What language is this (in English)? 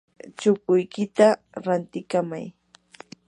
Yanahuanca Pasco Quechua